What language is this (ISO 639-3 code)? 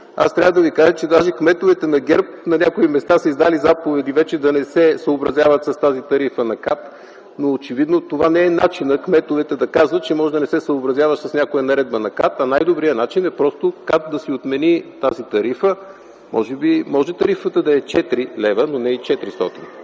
bul